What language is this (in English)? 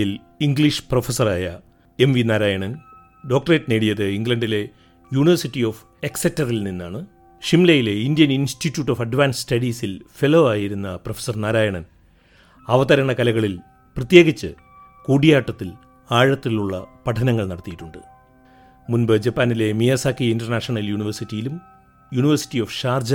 Malayalam